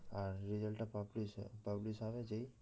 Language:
Bangla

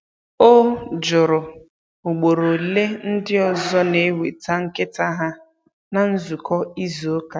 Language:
Igbo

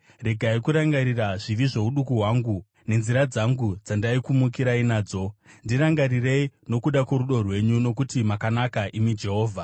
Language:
Shona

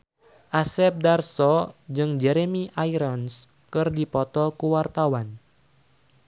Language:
Sundanese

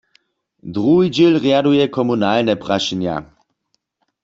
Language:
Upper Sorbian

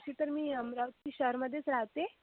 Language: Marathi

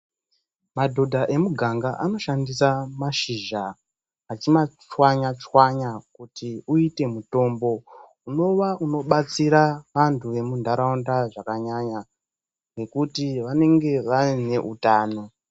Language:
Ndau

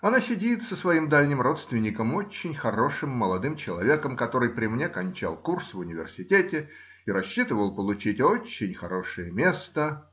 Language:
Russian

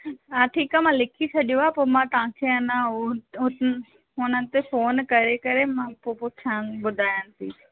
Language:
Sindhi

